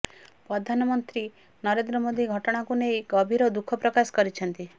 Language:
Odia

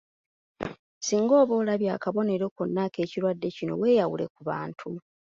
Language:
Ganda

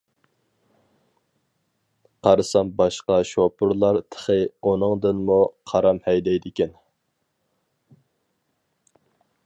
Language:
Uyghur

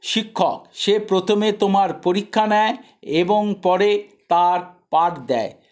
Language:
Bangla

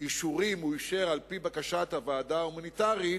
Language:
Hebrew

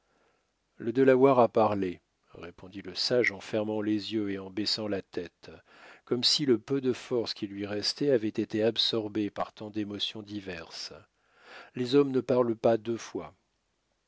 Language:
French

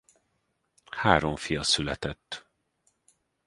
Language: Hungarian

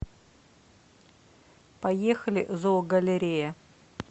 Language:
Russian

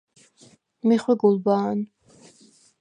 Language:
Svan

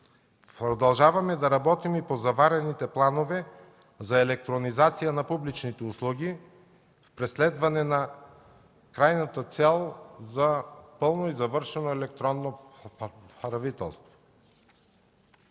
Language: Bulgarian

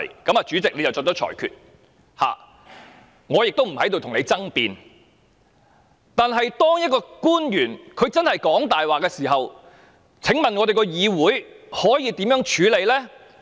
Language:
Cantonese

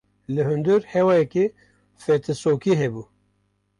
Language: Kurdish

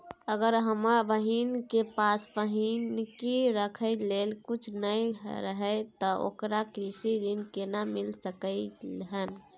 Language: Maithili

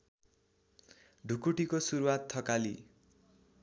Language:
Nepali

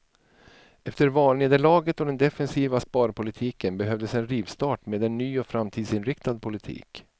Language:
Swedish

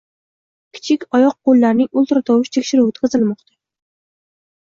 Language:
Uzbek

